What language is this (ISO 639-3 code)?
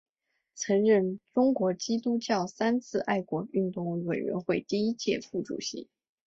zho